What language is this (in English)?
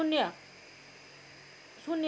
Nepali